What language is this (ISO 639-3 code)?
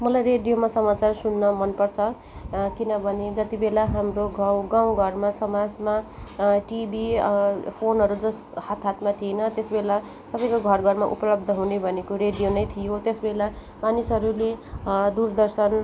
nep